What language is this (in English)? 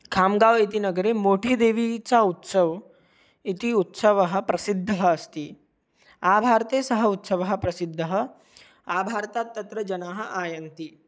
Sanskrit